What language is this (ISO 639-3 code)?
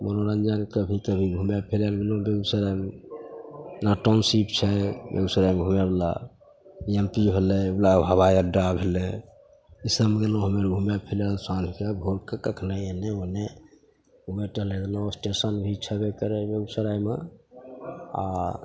mai